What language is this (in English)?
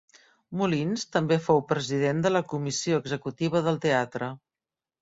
Catalan